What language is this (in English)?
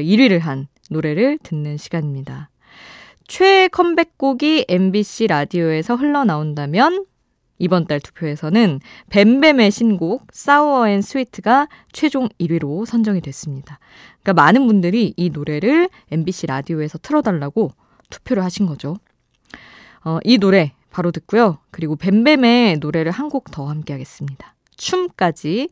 Korean